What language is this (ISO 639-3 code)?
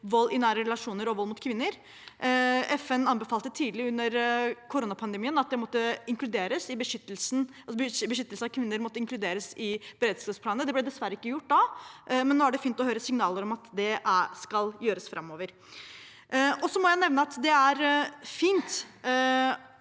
nor